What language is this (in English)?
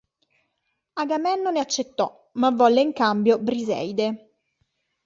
Italian